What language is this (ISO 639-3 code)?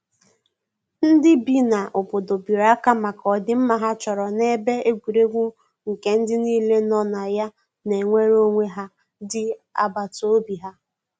ibo